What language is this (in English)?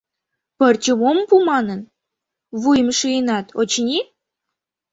Mari